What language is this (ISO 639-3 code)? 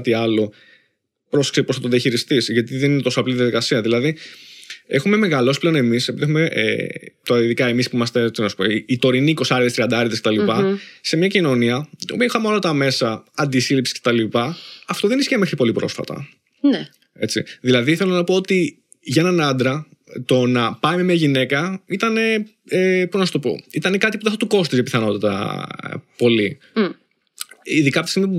ell